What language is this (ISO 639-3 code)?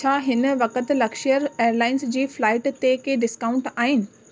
snd